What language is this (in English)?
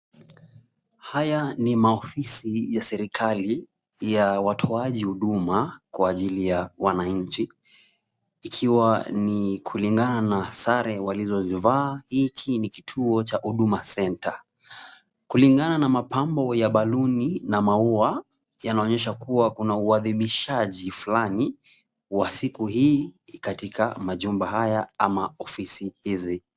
Swahili